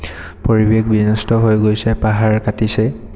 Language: Assamese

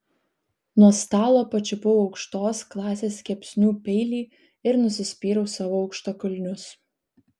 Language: Lithuanian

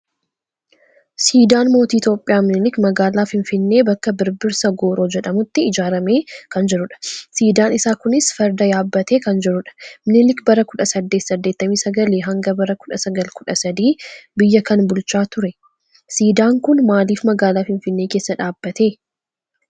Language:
Oromo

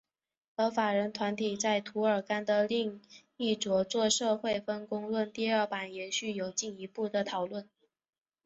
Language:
Chinese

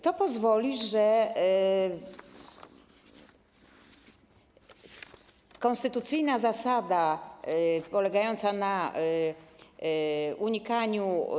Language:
Polish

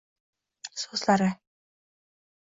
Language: Uzbek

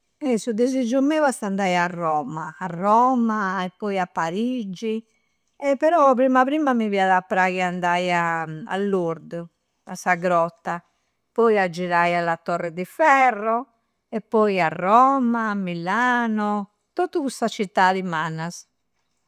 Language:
Campidanese Sardinian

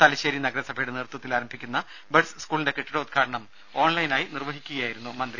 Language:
Malayalam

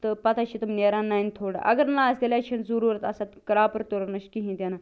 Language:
Kashmiri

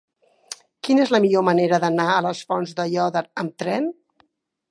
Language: Catalan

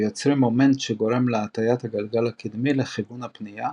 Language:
Hebrew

